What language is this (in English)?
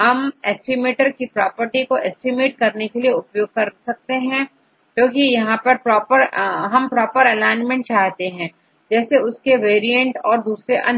Hindi